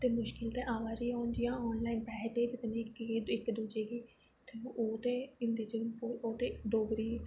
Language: Dogri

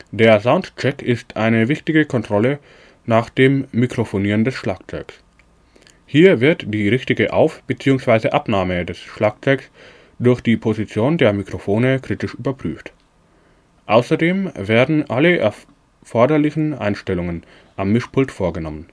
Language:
German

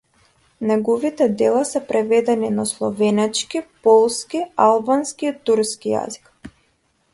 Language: Macedonian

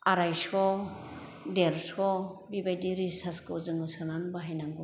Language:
Bodo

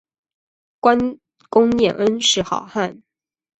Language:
Chinese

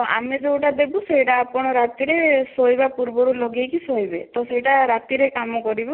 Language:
Odia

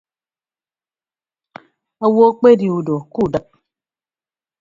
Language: Ibibio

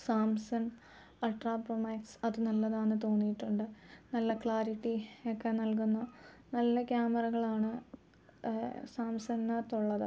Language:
Malayalam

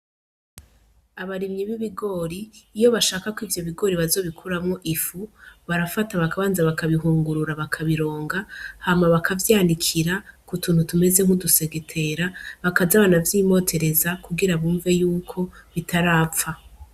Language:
Rundi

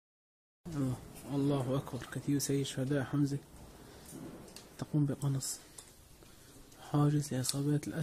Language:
Arabic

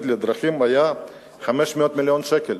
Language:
Hebrew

